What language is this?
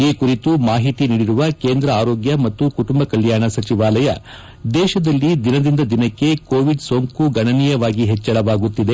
Kannada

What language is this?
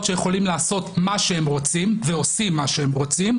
Hebrew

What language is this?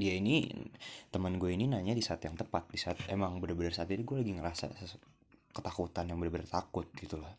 Indonesian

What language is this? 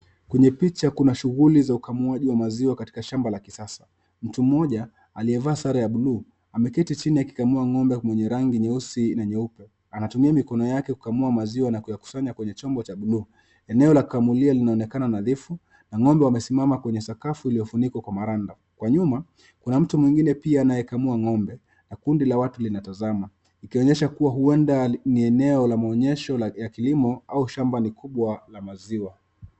Swahili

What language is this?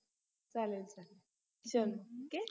Marathi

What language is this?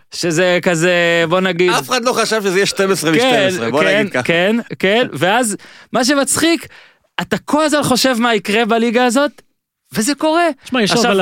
Hebrew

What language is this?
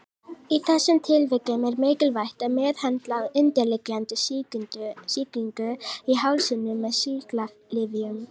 Icelandic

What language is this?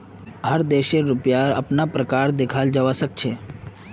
Magahi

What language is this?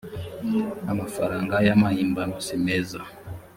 Kinyarwanda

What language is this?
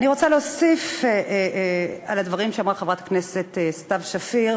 Hebrew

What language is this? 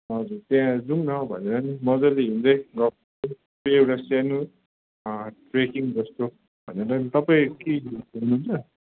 Nepali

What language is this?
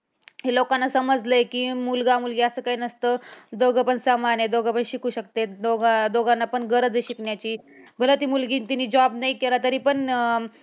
Marathi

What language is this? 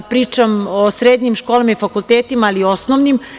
Serbian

